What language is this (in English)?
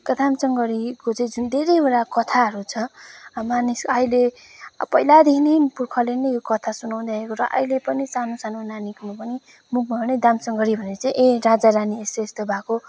Nepali